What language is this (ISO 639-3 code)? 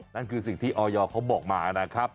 tha